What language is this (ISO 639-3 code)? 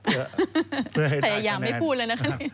tha